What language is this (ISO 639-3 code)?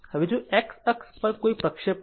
guj